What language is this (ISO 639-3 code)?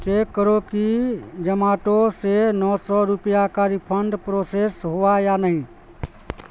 urd